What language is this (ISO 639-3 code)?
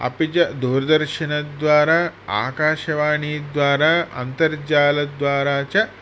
san